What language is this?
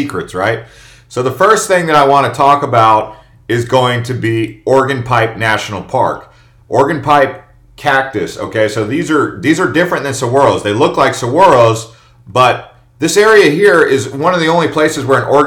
English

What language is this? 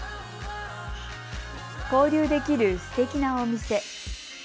Japanese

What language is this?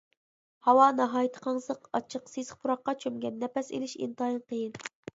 Uyghur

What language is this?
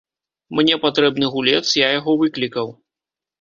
Belarusian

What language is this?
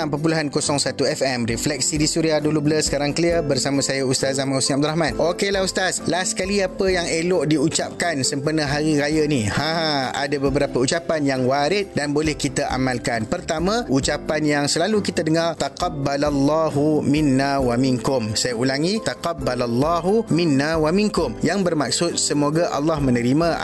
Malay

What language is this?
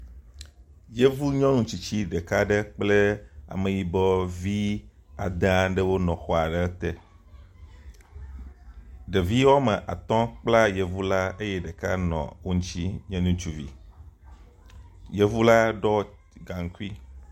Ewe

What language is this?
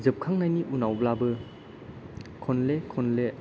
Bodo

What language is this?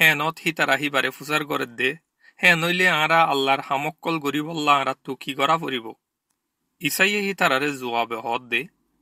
Romanian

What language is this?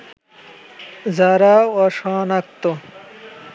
Bangla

